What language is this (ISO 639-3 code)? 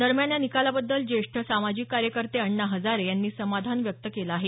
mar